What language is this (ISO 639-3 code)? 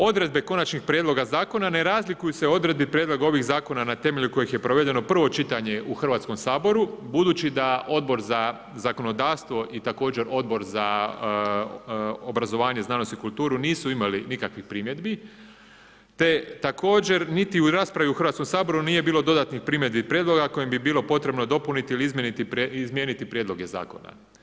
hrv